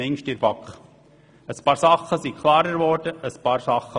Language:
Swiss German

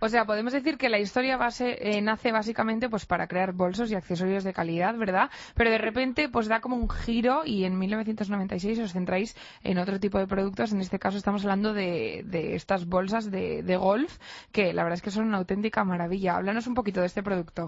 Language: Spanish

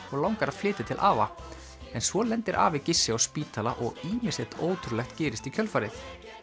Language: Icelandic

